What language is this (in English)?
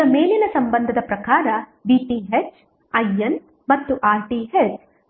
Kannada